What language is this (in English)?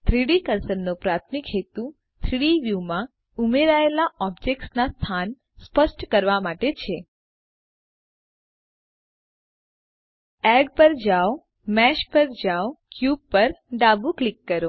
Gujarati